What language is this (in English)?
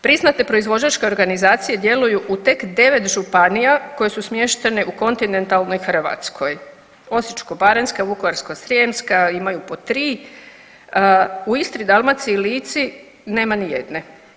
Croatian